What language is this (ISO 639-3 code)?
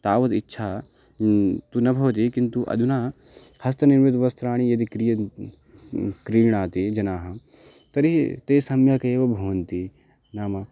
san